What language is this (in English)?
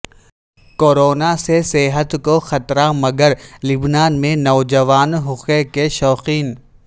Urdu